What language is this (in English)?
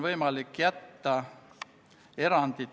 Estonian